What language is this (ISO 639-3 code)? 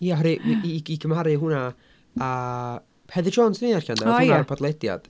cym